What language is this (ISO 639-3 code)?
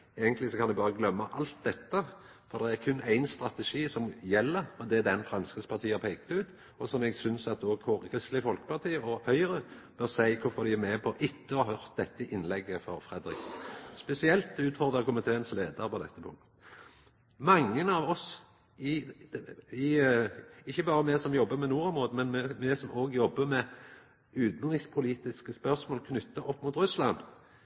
nno